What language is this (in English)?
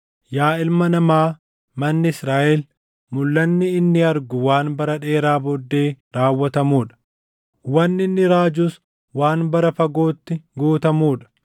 Oromo